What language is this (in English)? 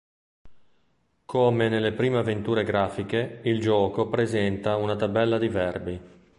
Italian